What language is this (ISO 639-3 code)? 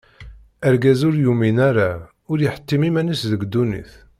kab